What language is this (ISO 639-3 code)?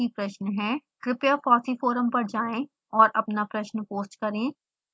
hin